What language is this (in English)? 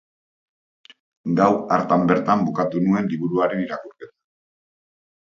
Basque